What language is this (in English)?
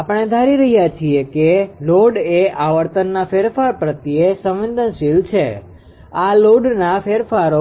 Gujarati